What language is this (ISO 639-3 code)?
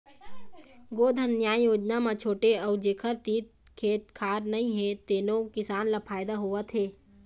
hne